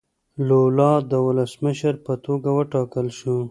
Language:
Pashto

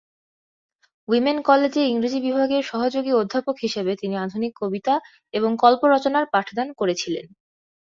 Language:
Bangla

